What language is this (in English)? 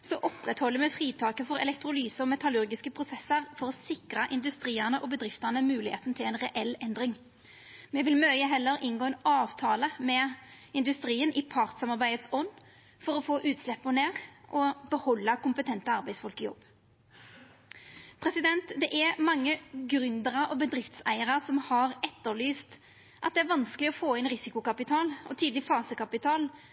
Norwegian Nynorsk